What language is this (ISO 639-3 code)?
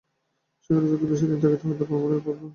ben